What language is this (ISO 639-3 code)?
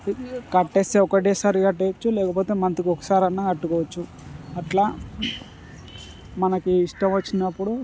tel